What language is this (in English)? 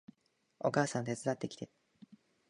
Japanese